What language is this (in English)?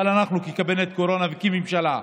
Hebrew